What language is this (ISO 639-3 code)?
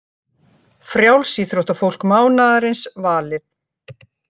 isl